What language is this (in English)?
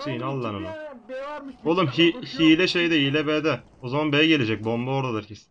Turkish